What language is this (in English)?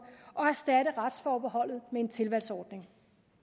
Danish